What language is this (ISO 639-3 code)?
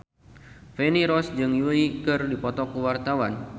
sun